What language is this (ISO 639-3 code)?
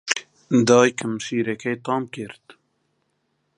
ckb